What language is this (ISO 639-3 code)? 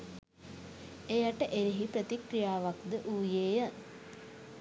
sin